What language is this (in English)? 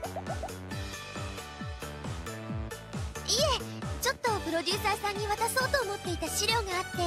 Japanese